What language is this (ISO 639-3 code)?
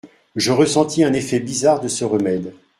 fra